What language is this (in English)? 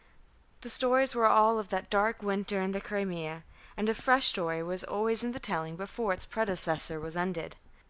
English